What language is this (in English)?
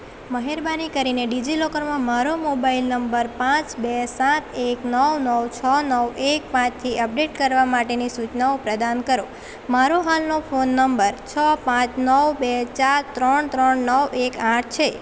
Gujarati